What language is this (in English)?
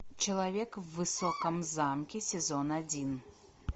Russian